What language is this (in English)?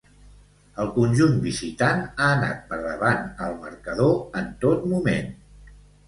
Catalan